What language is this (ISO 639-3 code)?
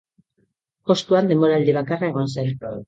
eus